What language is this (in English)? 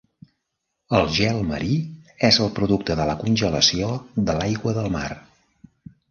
Catalan